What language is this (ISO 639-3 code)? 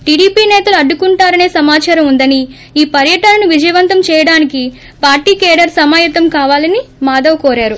tel